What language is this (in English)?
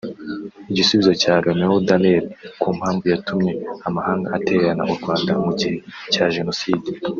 Kinyarwanda